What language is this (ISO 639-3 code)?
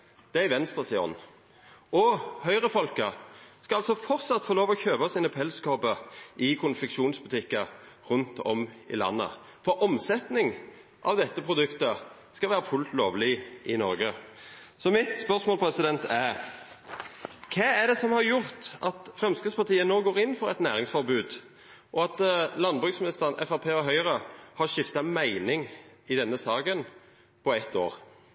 nno